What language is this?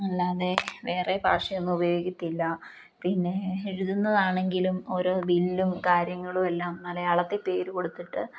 Malayalam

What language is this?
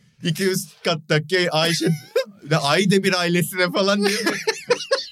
Turkish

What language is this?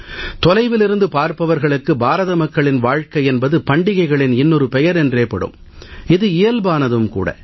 Tamil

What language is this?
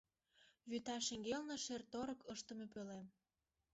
Mari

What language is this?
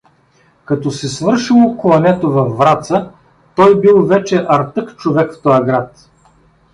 Bulgarian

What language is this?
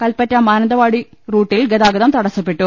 Malayalam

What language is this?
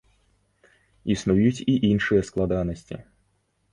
Belarusian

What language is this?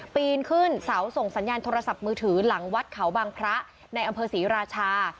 Thai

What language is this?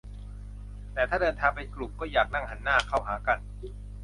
Thai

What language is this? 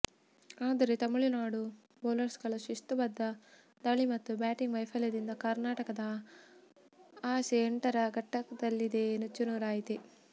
Kannada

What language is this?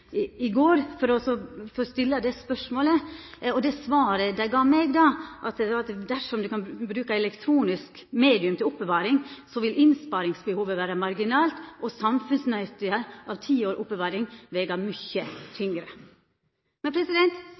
Norwegian Nynorsk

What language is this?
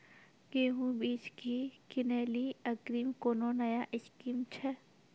Maithili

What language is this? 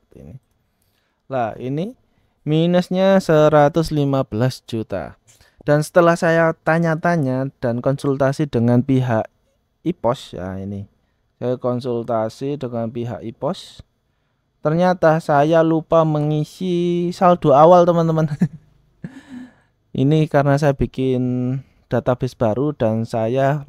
Indonesian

